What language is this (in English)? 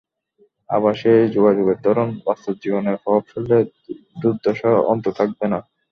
Bangla